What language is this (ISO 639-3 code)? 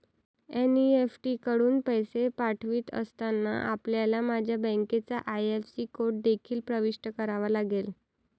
mar